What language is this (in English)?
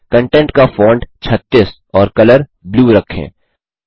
Hindi